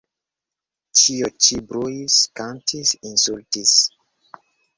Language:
Esperanto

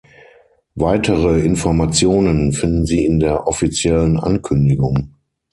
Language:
German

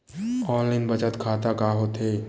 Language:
Chhattisgarhi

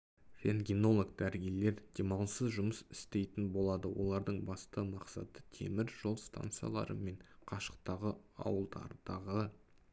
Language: Kazakh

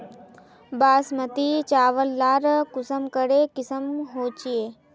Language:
Magahi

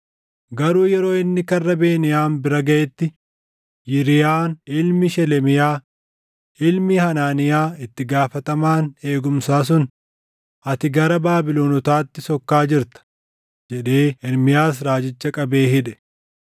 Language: Oromo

